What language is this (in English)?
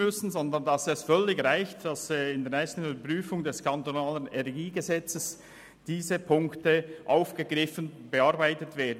Swiss German